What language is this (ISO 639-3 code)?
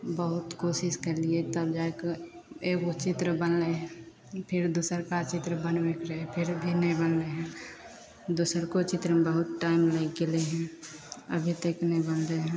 mai